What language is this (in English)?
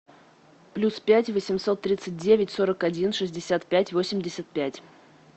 Russian